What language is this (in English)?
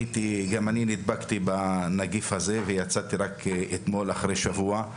Hebrew